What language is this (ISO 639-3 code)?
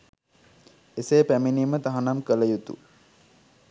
sin